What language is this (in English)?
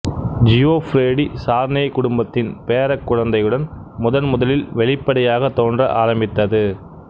Tamil